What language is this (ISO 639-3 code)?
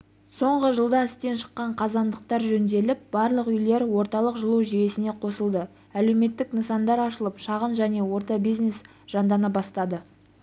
kaz